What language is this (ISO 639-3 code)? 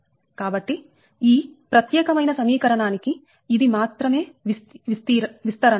tel